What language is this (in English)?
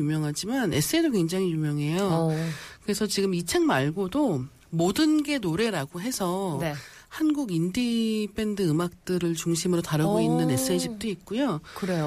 Korean